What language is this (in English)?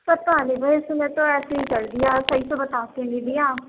Urdu